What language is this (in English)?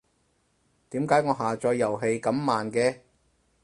Cantonese